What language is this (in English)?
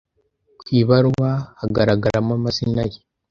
Kinyarwanda